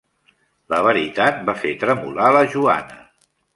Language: Catalan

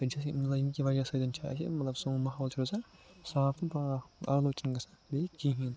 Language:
Kashmiri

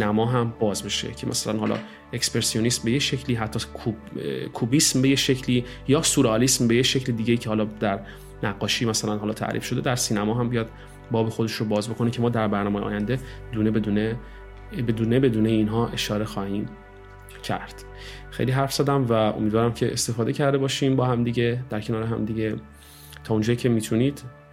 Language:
Persian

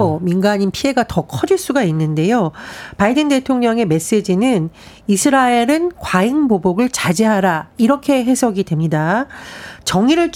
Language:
Korean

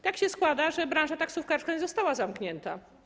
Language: Polish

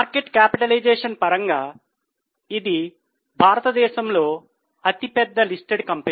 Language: Telugu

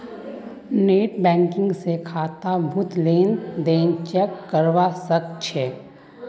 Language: Magahi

